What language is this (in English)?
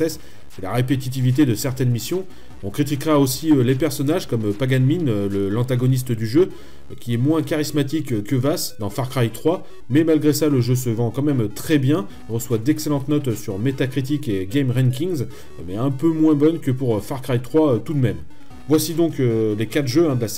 French